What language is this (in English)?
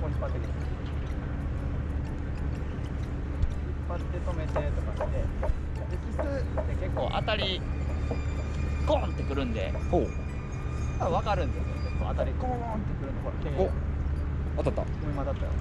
Japanese